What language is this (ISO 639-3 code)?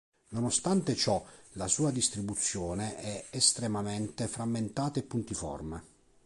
ita